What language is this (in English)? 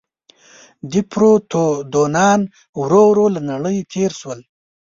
Pashto